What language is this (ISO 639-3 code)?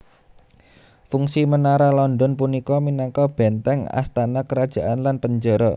jav